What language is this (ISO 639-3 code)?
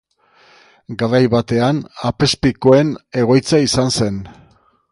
eus